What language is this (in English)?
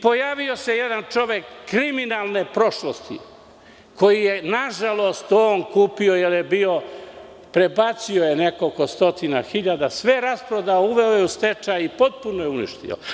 Serbian